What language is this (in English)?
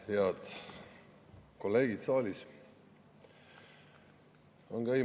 Estonian